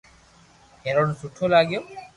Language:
Loarki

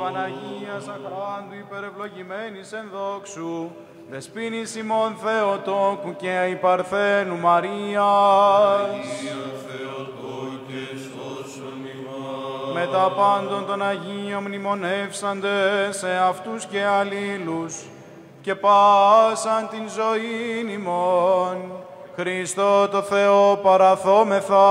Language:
Greek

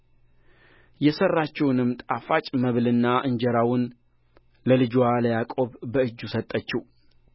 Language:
Amharic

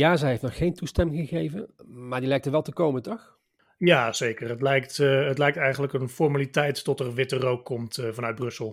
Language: Dutch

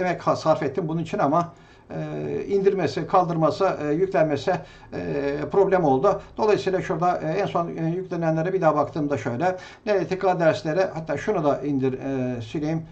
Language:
Turkish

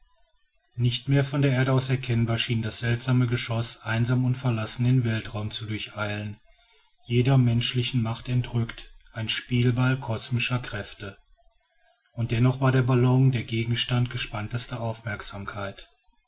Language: German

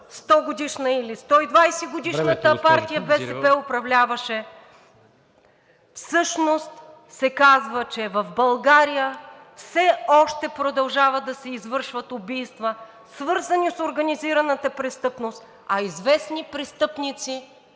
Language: Bulgarian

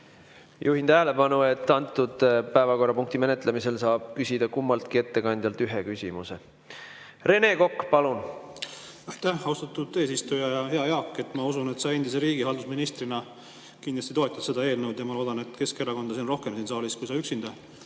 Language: Estonian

